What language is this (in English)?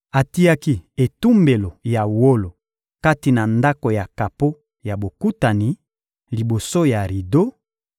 Lingala